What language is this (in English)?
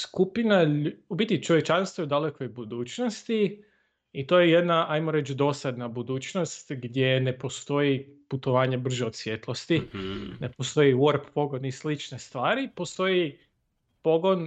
Croatian